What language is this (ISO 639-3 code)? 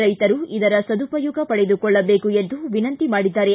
kan